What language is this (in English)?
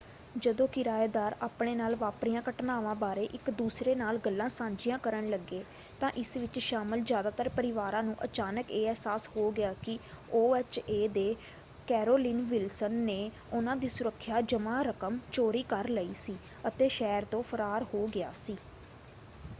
Punjabi